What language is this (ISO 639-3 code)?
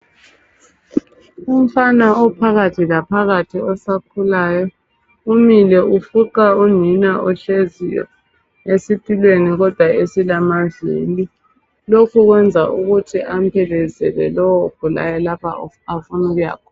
nde